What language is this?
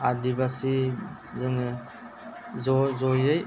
Bodo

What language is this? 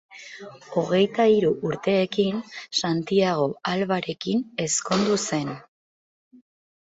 Basque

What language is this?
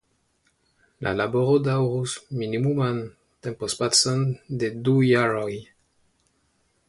Esperanto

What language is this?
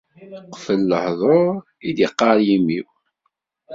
Kabyle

